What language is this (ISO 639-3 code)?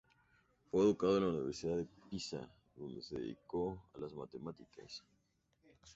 spa